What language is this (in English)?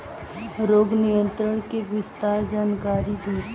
Bhojpuri